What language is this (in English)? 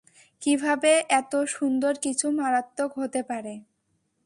Bangla